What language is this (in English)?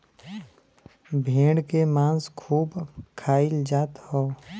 Bhojpuri